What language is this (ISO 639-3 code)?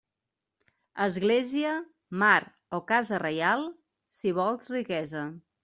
cat